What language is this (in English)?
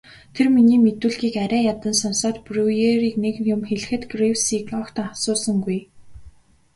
Mongolian